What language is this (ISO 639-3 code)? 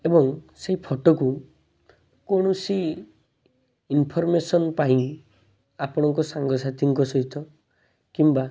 ori